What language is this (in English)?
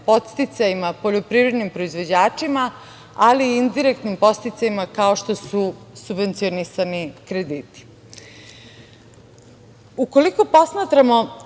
Serbian